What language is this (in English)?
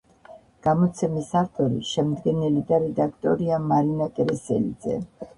Georgian